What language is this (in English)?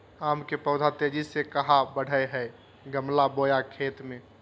Magahi